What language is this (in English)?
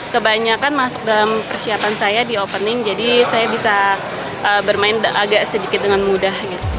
Indonesian